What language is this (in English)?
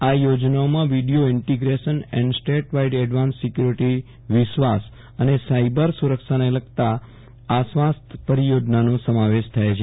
Gujarati